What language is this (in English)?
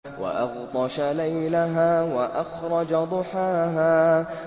Arabic